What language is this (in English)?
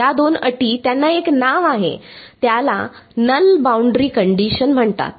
Marathi